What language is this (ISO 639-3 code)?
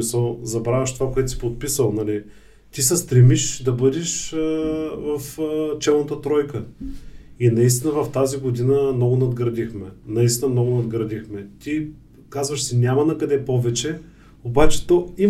bul